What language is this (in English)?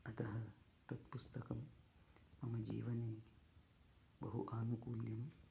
Sanskrit